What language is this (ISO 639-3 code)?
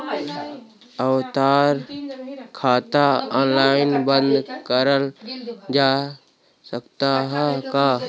bho